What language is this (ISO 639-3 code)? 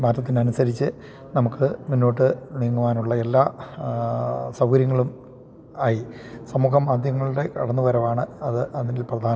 mal